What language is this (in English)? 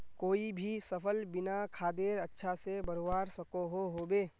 Magahi